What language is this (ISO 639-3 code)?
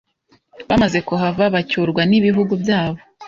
kin